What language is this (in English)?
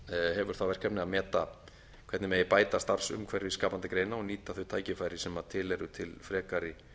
Icelandic